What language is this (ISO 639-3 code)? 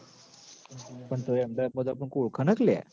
guj